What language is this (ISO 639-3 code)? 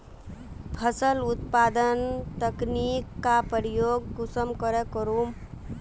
mag